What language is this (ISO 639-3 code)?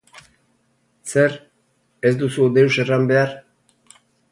eus